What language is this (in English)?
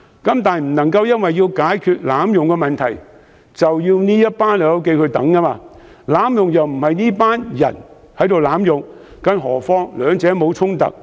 Cantonese